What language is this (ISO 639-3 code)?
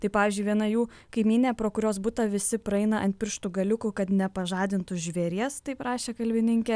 lit